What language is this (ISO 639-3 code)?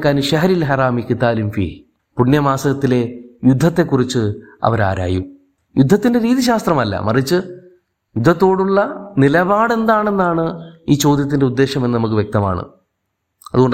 mal